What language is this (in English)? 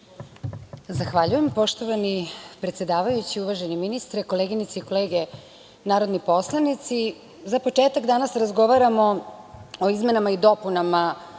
Serbian